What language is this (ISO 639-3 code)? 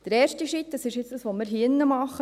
gsw